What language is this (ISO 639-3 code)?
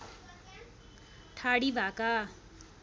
nep